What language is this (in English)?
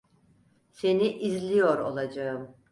Turkish